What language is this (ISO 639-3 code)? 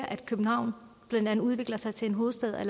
dan